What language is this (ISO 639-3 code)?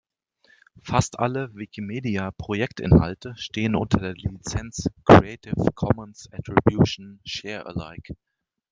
deu